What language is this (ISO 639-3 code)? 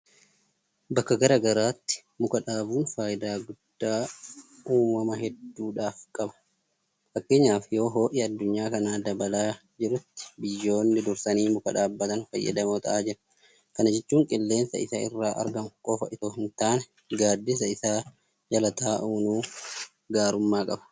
orm